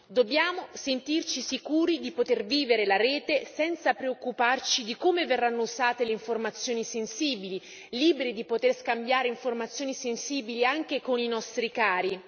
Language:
Italian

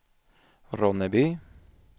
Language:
Swedish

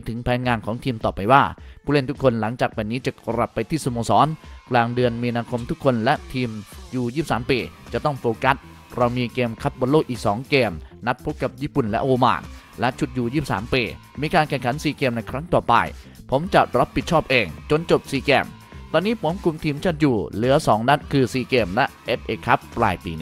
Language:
Thai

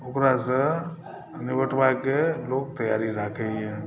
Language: Maithili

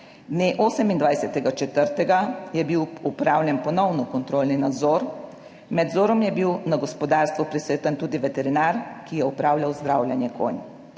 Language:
Slovenian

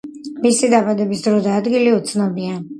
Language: Georgian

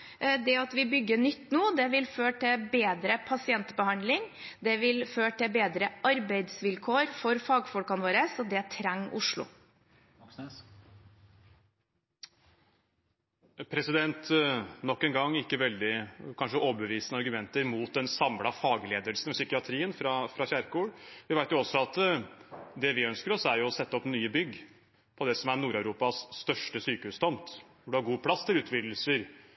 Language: Norwegian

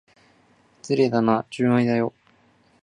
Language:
Japanese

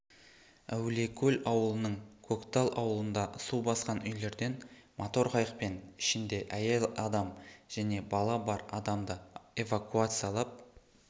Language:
Kazakh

